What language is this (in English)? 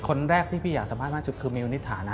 Thai